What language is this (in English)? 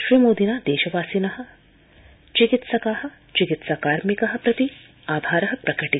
Sanskrit